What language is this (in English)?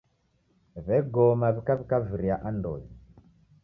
Taita